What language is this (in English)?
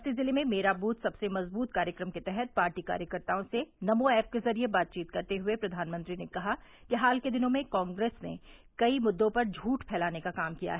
Hindi